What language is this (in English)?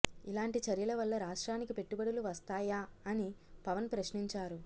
Telugu